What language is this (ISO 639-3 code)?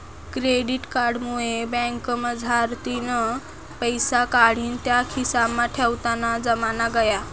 mar